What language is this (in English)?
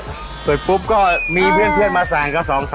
Thai